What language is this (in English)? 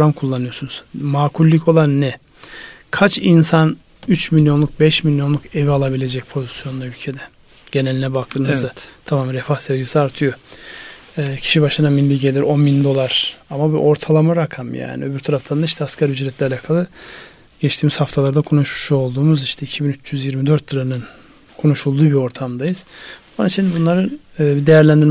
Turkish